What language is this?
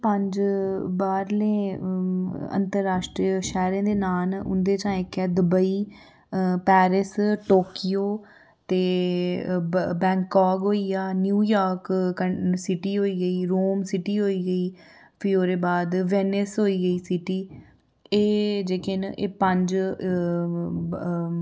Dogri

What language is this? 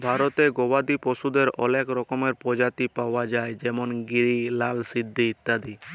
Bangla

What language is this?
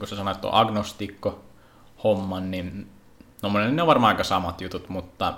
Finnish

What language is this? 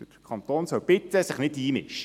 Swiss German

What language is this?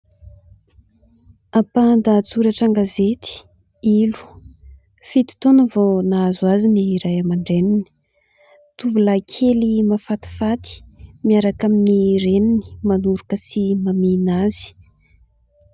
Malagasy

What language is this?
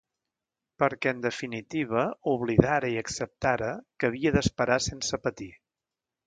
Catalan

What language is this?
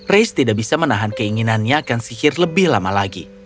Indonesian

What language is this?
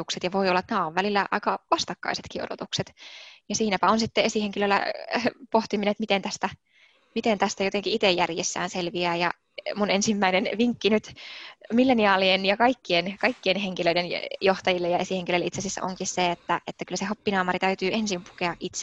Finnish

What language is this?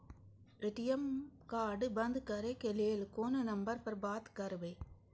Maithili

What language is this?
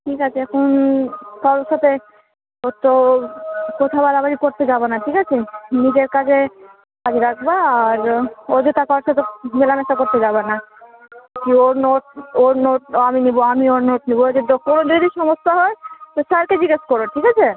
Bangla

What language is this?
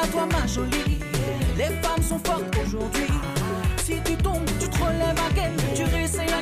French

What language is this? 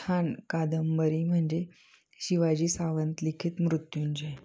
Marathi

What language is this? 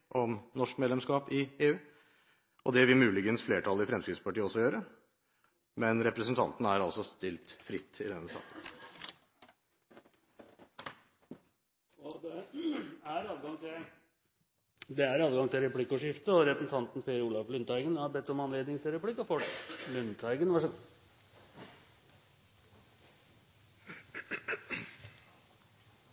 Norwegian Bokmål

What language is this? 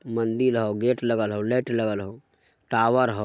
Magahi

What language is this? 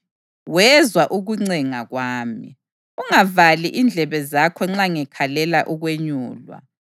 North Ndebele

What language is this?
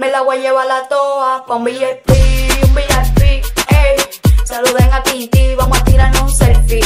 Spanish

